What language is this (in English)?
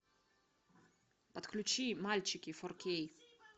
Russian